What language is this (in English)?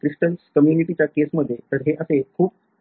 Marathi